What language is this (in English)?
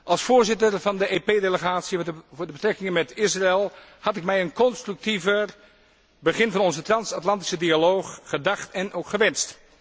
Dutch